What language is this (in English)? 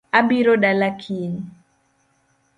Luo (Kenya and Tanzania)